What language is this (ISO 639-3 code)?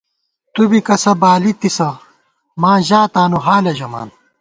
gwt